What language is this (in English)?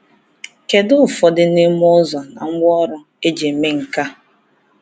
Igbo